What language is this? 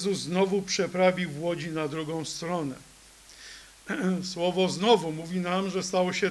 Polish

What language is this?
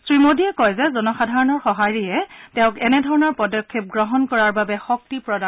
Assamese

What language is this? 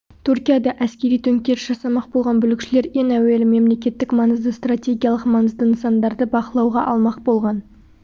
Kazakh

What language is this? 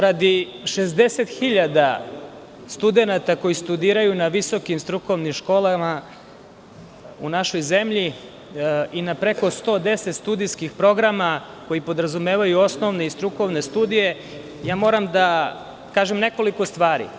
Serbian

